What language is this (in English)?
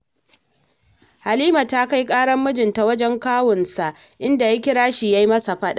Hausa